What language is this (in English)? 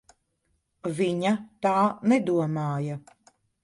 Latvian